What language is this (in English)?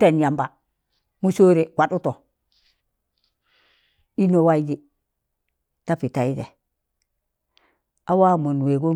Tangale